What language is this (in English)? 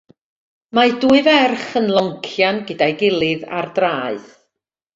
Welsh